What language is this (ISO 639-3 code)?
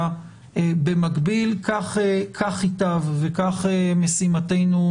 heb